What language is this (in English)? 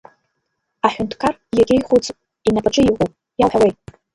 Abkhazian